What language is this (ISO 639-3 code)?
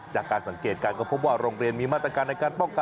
tha